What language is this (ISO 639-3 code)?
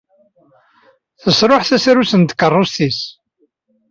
kab